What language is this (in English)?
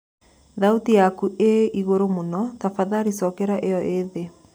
Kikuyu